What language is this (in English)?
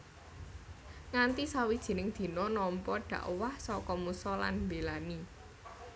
Javanese